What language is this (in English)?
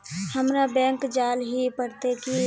Magahi